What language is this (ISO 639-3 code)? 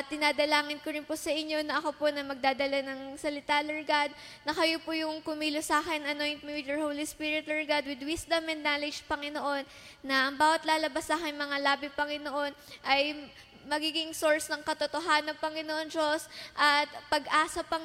fil